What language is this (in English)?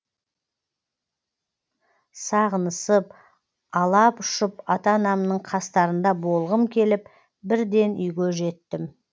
Kazakh